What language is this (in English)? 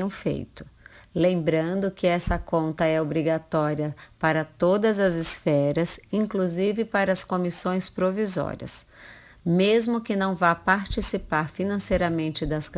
Portuguese